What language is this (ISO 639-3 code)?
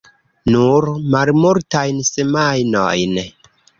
epo